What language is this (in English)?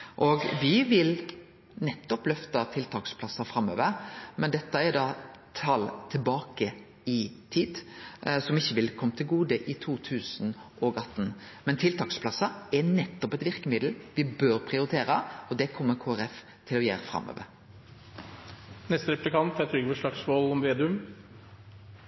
Norwegian Nynorsk